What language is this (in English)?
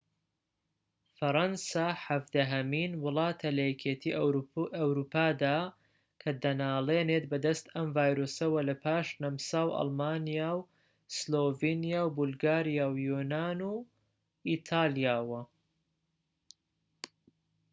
Central Kurdish